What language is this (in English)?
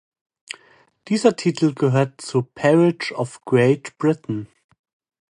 German